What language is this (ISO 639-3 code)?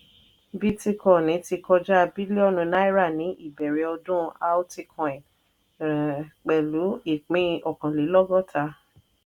yor